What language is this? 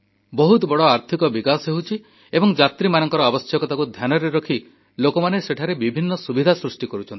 Odia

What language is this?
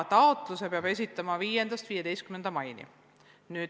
Estonian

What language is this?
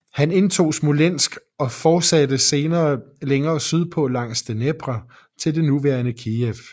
Danish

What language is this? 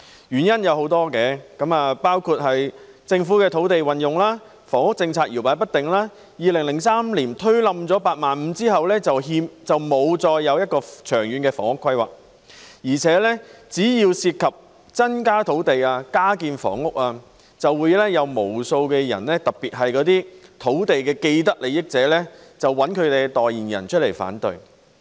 Cantonese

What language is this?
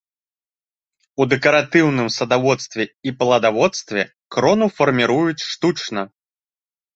Belarusian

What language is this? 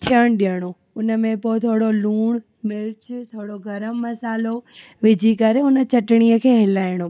Sindhi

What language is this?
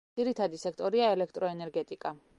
Georgian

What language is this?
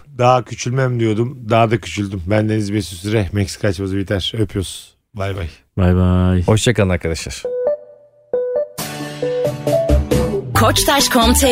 Turkish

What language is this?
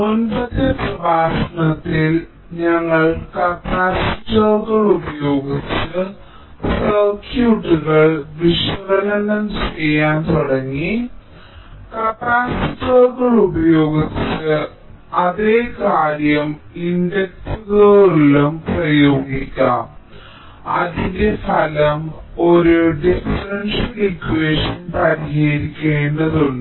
Malayalam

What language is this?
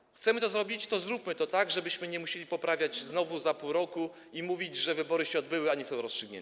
Polish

